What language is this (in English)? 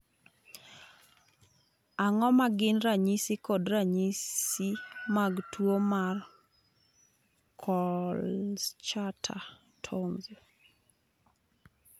Luo (Kenya and Tanzania)